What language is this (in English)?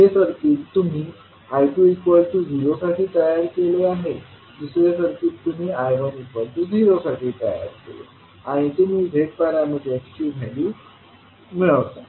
Marathi